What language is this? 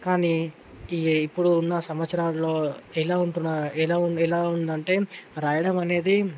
Telugu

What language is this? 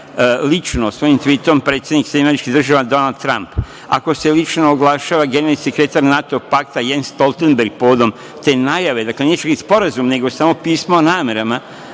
Serbian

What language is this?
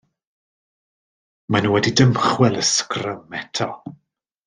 Welsh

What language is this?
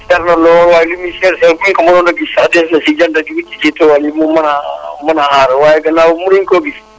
Wolof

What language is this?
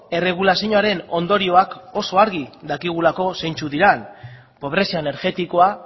Basque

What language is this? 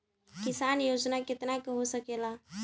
Bhojpuri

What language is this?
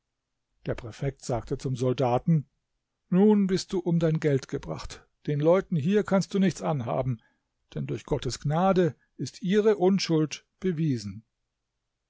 German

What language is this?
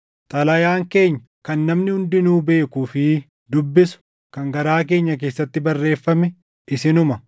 Oromo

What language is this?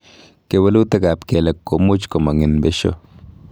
Kalenjin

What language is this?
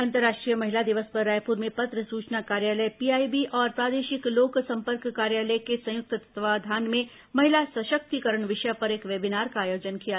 Hindi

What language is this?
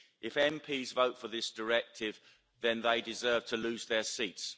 English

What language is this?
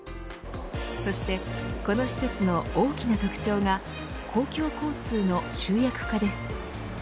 Japanese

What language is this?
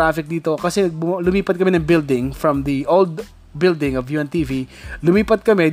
Filipino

